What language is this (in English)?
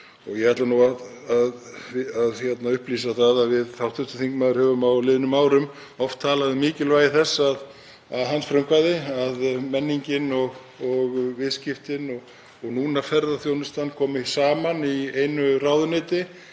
Icelandic